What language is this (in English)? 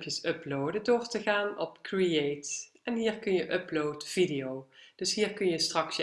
Dutch